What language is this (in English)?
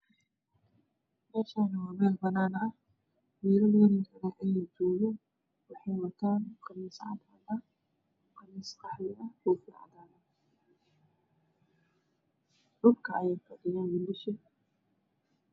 Somali